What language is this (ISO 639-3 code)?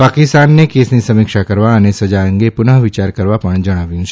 guj